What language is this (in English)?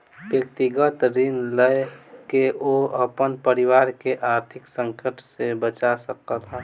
Maithili